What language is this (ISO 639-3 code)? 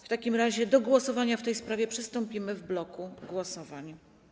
pol